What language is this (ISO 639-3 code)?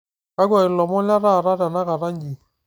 mas